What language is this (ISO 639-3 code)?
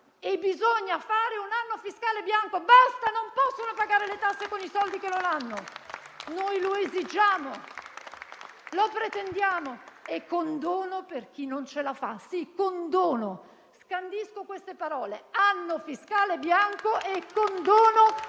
ita